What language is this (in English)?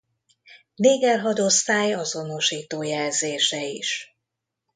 Hungarian